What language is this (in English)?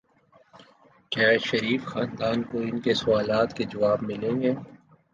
Urdu